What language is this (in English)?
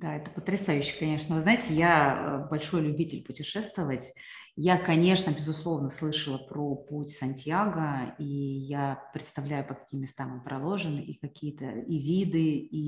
Russian